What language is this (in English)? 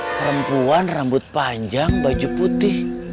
Indonesian